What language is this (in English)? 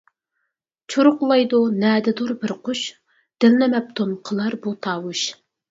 Uyghur